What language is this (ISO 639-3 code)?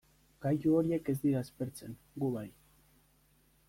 eus